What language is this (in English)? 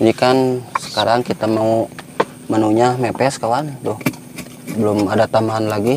Indonesian